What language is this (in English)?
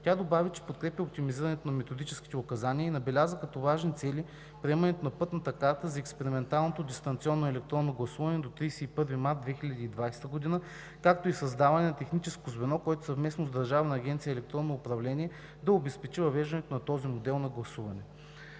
Bulgarian